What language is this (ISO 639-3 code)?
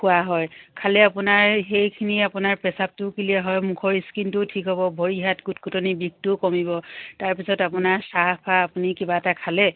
asm